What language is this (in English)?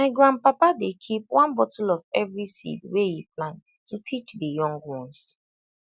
Nigerian Pidgin